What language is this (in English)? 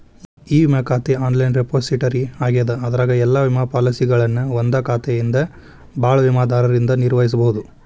Kannada